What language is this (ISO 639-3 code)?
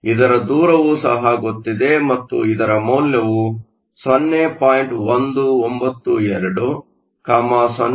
kan